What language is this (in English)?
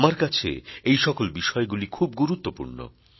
Bangla